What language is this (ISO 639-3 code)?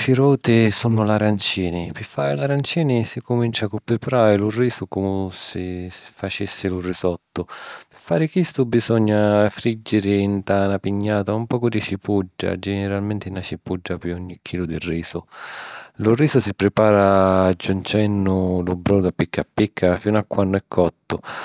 scn